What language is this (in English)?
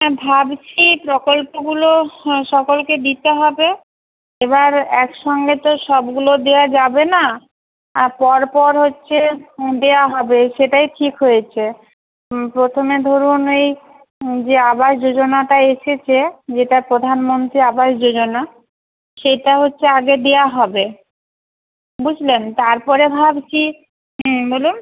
Bangla